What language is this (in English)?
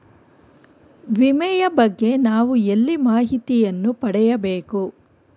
Kannada